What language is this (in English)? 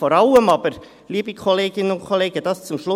Swiss German